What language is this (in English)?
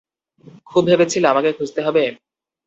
Bangla